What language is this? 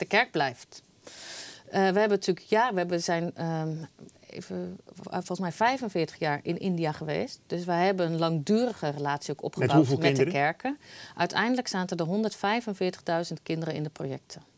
Dutch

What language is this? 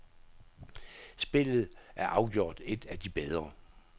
Danish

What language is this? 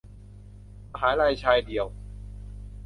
Thai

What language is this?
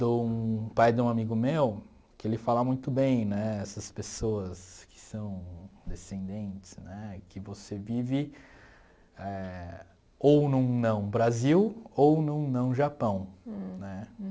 Portuguese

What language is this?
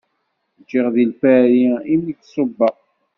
Kabyle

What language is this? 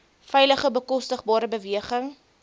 Afrikaans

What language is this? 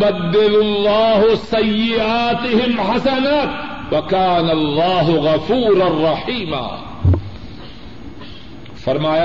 Urdu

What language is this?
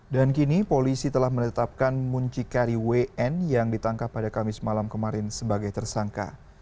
Indonesian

